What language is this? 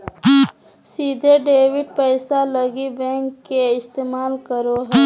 Magahi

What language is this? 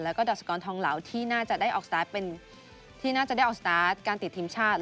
Thai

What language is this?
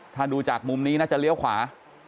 Thai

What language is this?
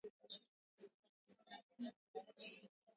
Swahili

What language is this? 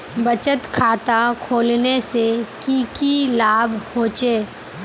Magahi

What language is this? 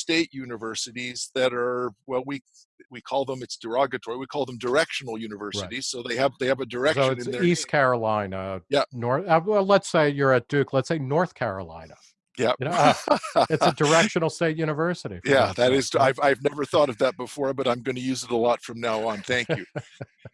English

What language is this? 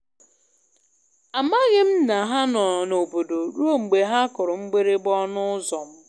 Igbo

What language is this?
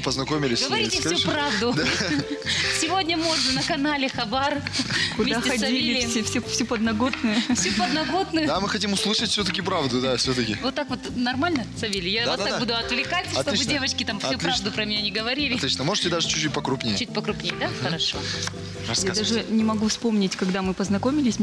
Russian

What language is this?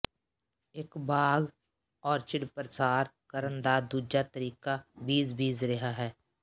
Punjabi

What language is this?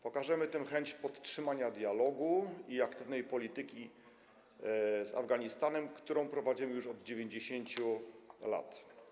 Polish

